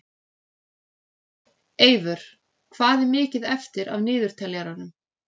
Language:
Icelandic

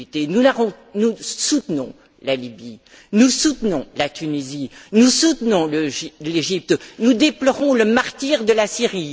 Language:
French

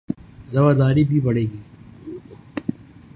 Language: Urdu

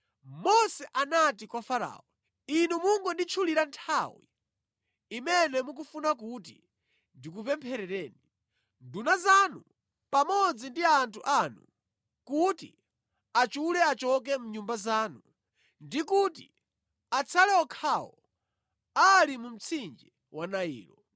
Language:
Nyanja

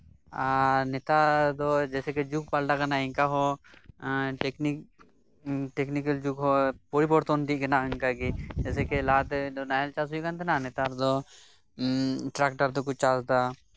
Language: Santali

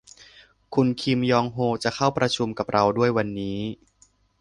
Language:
Thai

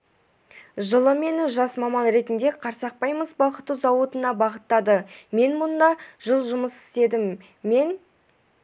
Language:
Kazakh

